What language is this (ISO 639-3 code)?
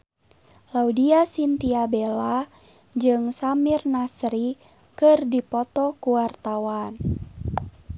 sun